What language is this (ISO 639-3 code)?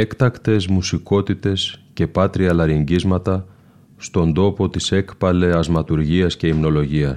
ell